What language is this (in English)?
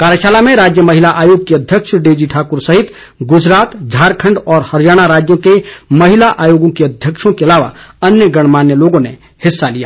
Hindi